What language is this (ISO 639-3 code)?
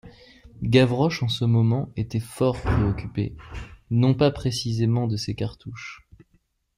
fra